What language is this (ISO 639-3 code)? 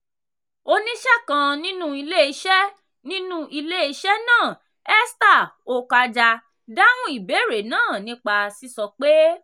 yor